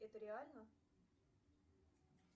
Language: Russian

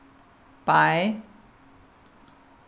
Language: Faroese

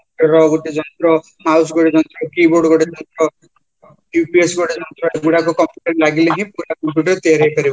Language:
Odia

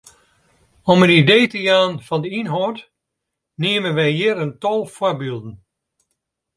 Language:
Western Frisian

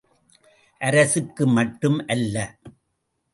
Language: Tamil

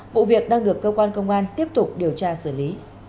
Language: Vietnamese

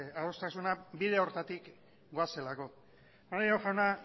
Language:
Basque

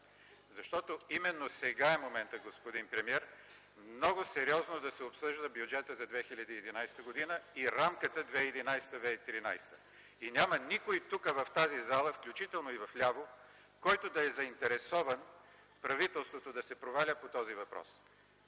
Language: Bulgarian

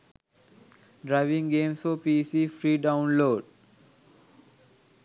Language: Sinhala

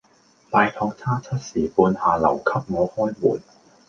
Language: Cantonese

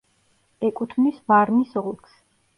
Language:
Georgian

